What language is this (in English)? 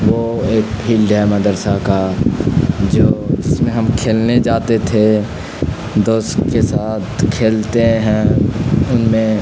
Urdu